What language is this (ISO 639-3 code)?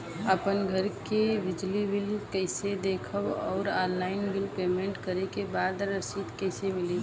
bho